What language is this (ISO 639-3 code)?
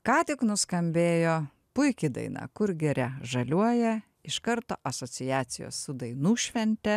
lit